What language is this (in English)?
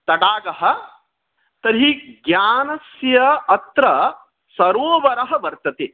Sanskrit